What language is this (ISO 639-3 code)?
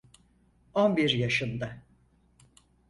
tur